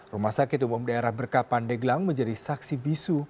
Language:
Indonesian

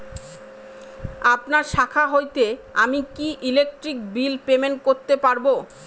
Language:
Bangla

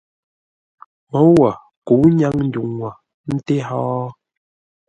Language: Ngombale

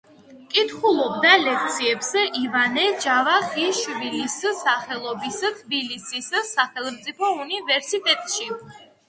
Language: Georgian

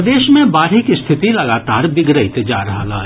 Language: Maithili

